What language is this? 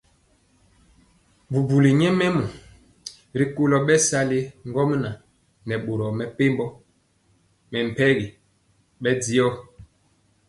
Mpiemo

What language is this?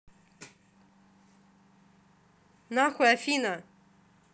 Russian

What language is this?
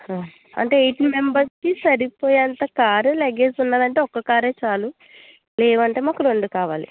Telugu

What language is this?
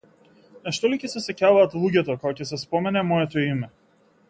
Macedonian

